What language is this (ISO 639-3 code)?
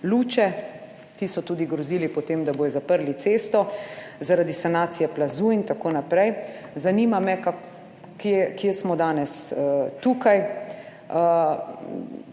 slv